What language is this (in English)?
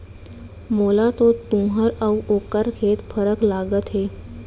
Chhattisgarhi